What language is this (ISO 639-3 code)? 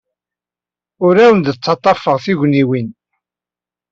kab